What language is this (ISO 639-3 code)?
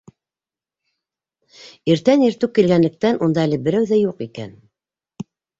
bak